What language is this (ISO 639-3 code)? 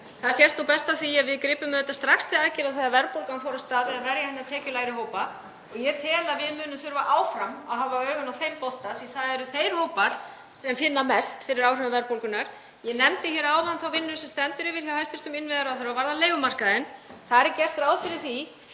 isl